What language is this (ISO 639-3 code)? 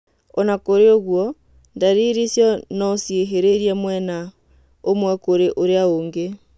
kik